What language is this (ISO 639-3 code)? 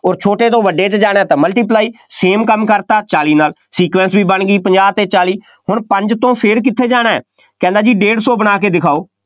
pan